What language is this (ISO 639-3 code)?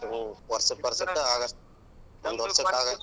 kan